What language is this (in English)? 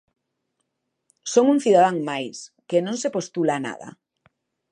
Galician